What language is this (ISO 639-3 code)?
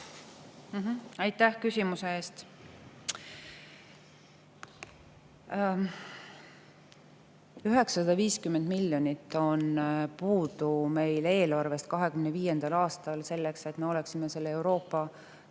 est